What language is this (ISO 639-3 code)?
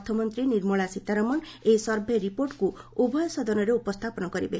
ori